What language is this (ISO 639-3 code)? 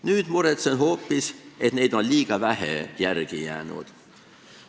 est